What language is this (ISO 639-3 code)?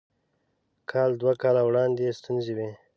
pus